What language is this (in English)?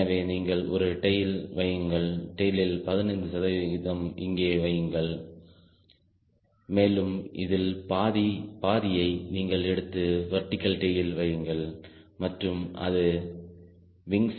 Tamil